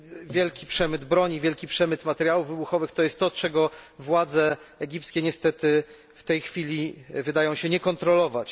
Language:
Polish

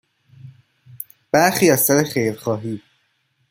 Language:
Persian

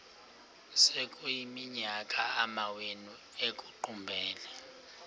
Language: Xhosa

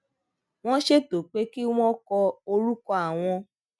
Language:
Yoruba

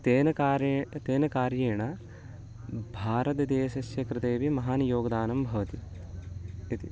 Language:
Sanskrit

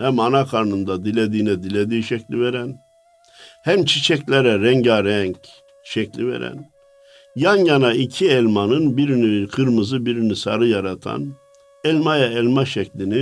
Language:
Turkish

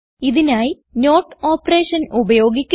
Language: Malayalam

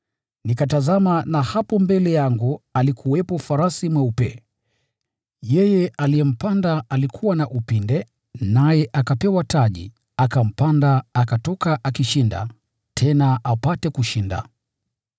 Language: Swahili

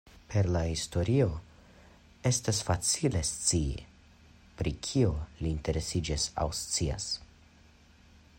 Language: Esperanto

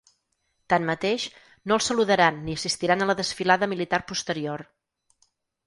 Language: Catalan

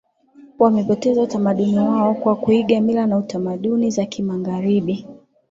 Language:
Swahili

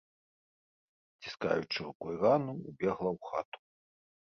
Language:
Belarusian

